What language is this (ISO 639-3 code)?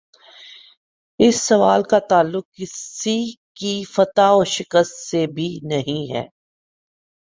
urd